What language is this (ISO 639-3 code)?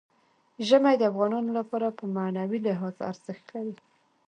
pus